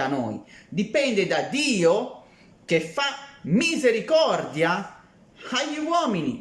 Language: Italian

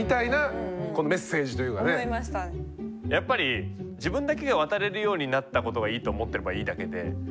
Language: Japanese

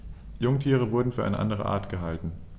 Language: German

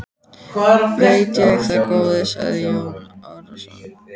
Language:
Icelandic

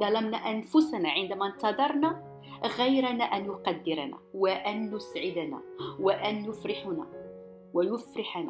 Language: Arabic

